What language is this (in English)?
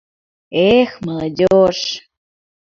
Mari